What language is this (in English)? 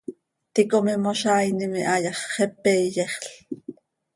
Seri